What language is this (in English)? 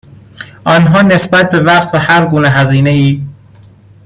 Persian